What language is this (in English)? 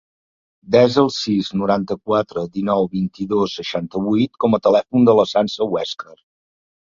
Catalan